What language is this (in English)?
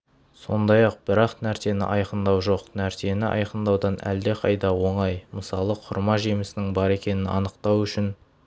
Kazakh